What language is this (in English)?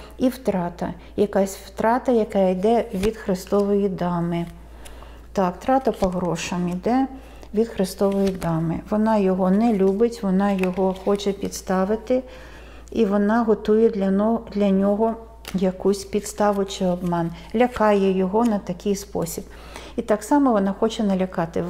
Ukrainian